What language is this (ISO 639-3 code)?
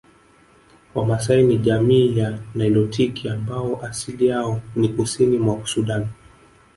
swa